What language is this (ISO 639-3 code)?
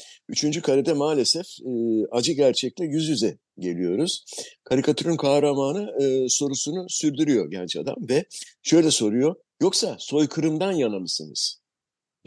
tur